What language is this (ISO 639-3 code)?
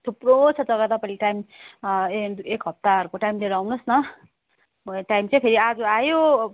nep